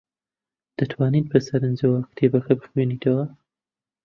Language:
Central Kurdish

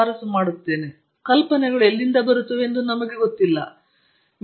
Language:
Kannada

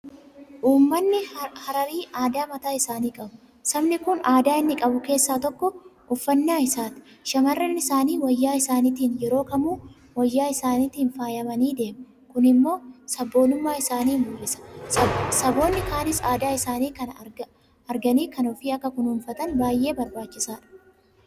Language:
Oromo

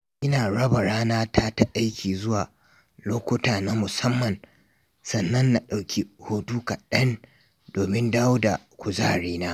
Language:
Hausa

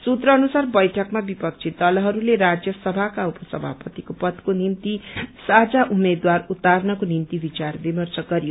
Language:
Nepali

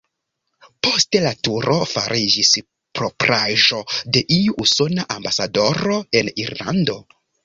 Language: Esperanto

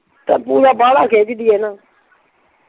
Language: Punjabi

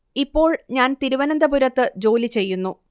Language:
Malayalam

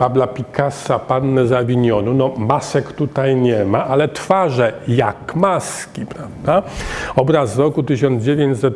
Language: Polish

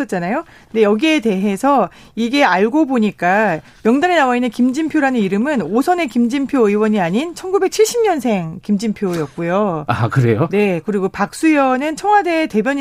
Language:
Korean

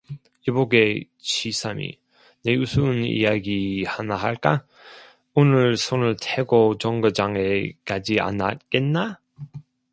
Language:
Korean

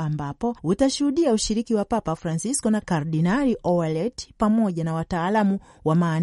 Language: Swahili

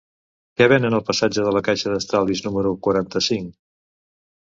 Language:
Catalan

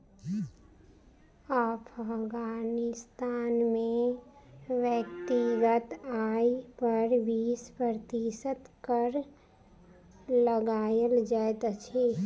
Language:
Maithili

